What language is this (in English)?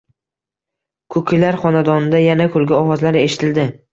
Uzbek